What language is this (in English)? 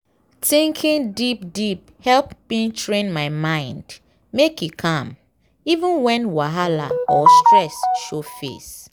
Nigerian Pidgin